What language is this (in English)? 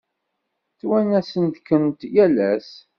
Kabyle